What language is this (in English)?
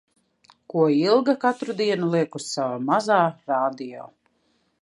Latvian